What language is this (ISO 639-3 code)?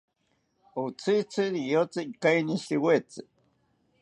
cpy